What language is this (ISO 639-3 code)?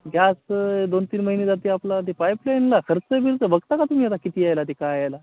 mar